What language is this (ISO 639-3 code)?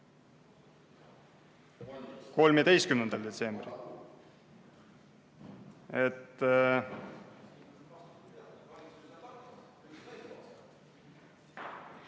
est